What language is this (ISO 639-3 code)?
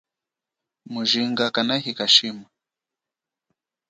cjk